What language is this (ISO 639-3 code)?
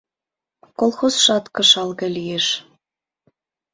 chm